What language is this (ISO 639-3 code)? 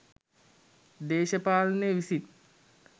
sin